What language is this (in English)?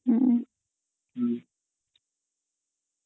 Odia